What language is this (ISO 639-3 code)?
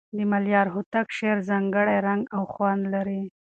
pus